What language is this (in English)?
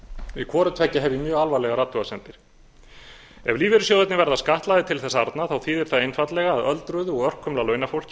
Icelandic